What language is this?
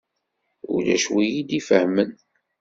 Kabyle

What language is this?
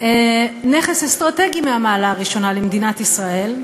Hebrew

